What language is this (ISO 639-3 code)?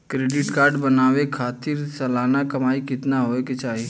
bho